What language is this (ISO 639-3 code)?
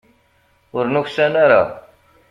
kab